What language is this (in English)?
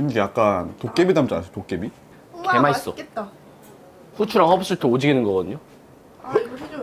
Korean